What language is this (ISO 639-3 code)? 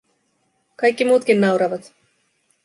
fin